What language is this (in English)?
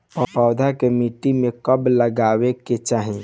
Bhojpuri